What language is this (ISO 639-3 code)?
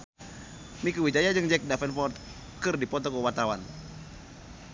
sun